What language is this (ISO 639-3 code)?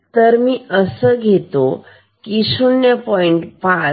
mar